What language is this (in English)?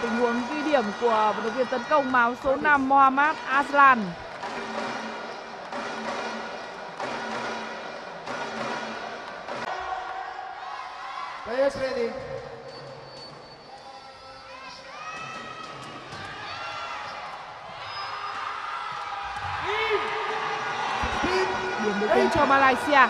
Vietnamese